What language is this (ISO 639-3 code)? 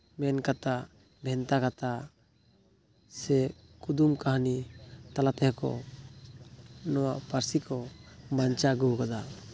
sat